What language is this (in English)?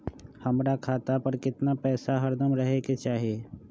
Magahi